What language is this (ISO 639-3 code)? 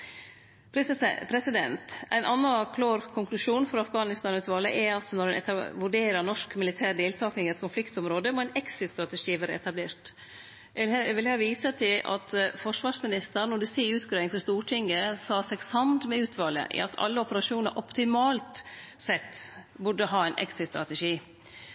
nno